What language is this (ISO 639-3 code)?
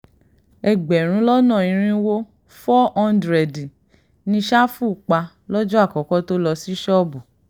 yor